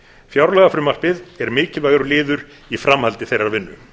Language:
Icelandic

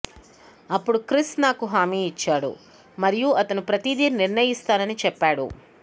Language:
Telugu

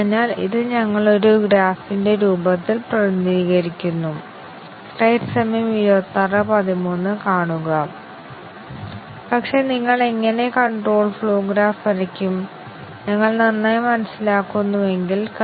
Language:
Malayalam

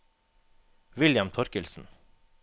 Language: Norwegian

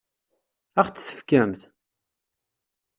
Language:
Kabyle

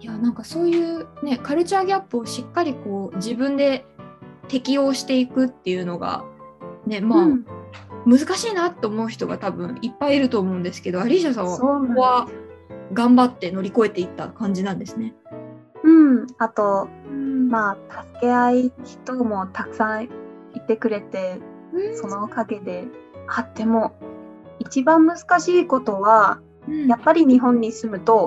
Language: Japanese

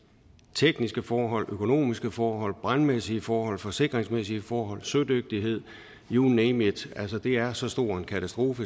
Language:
Danish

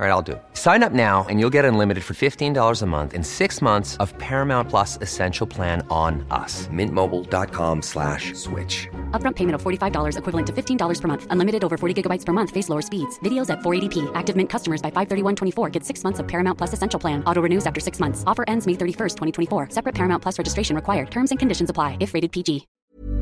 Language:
Urdu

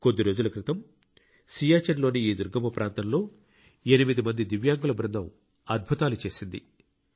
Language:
Telugu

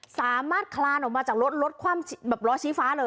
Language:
Thai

